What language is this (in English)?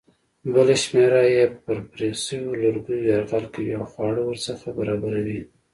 Pashto